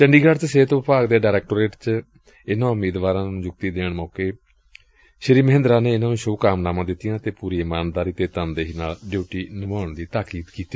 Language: Punjabi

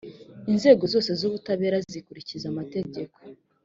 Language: Kinyarwanda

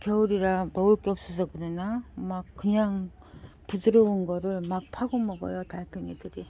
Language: Korean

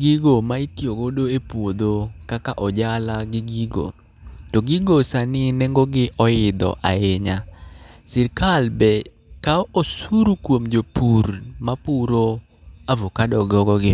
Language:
Luo (Kenya and Tanzania)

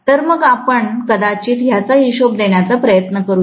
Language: Marathi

